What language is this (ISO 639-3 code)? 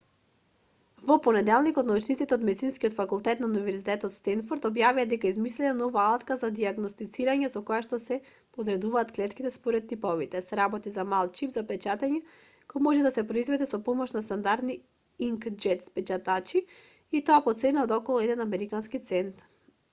mkd